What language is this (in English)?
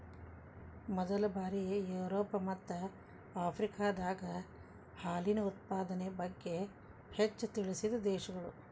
Kannada